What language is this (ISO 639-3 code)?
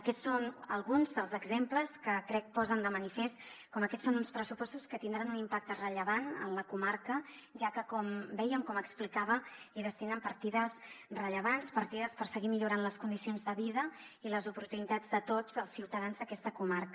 cat